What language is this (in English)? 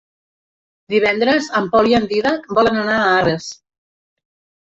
Catalan